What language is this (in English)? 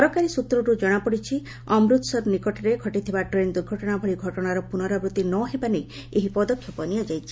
Odia